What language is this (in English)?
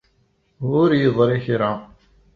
Kabyle